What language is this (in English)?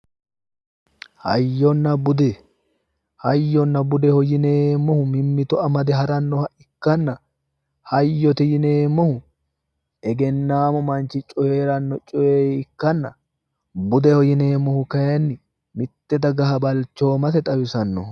Sidamo